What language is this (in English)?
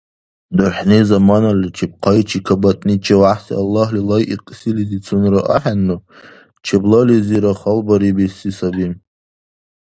Dargwa